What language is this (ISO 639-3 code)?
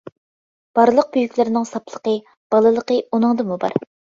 uig